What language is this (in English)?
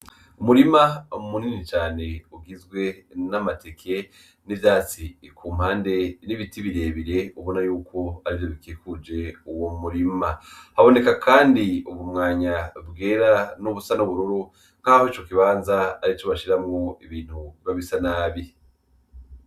Rundi